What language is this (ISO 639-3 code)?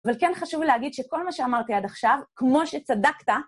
heb